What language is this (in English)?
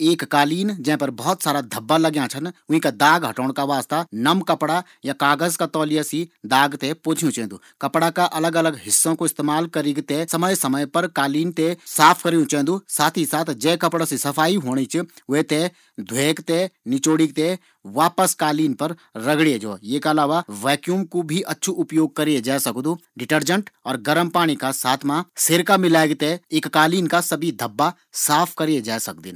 Garhwali